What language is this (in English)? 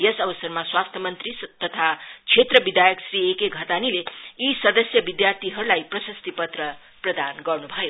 Nepali